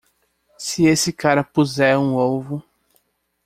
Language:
Portuguese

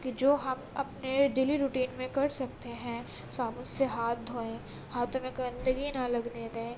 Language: Urdu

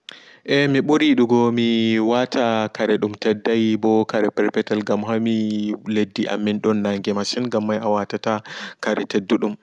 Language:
Fula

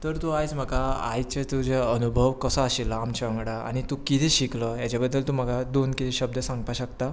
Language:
Konkani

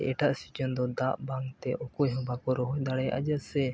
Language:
Santali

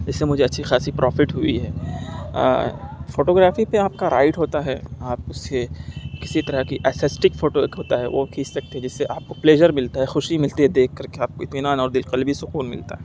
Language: Urdu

